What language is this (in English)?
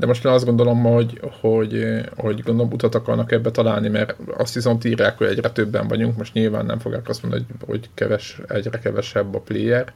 Hungarian